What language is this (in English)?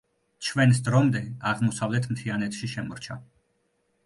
Georgian